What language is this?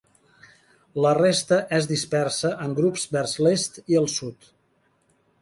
Catalan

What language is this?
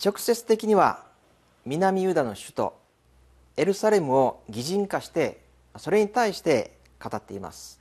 Japanese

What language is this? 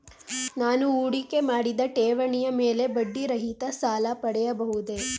Kannada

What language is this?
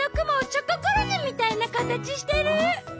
Japanese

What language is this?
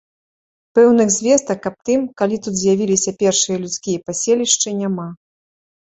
Belarusian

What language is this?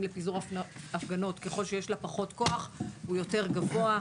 Hebrew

